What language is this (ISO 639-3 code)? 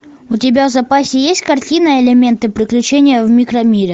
rus